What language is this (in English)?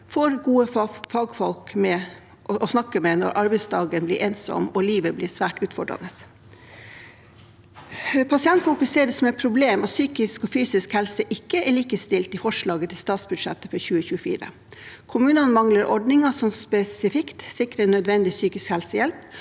Norwegian